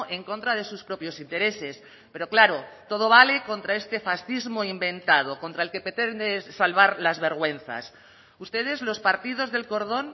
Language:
Spanish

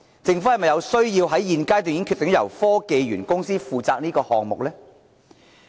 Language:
Cantonese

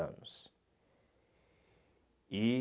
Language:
Portuguese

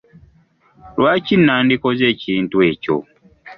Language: Ganda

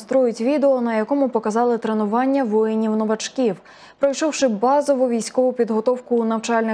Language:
Ukrainian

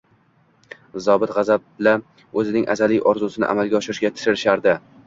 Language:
Uzbek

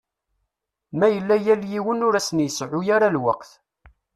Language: Kabyle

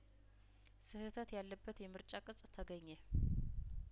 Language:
Amharic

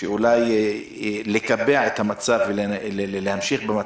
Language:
Hebrew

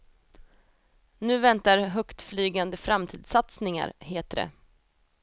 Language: Swedish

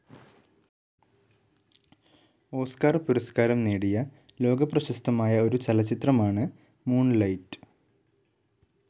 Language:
Malayalam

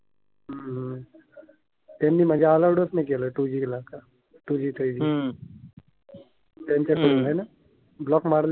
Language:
Marathi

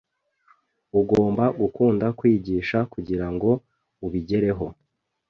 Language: Kinyarwanda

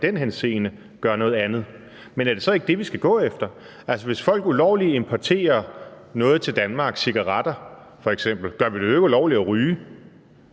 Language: Danish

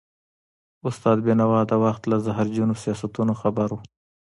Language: Pashto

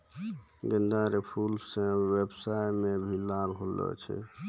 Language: Maithili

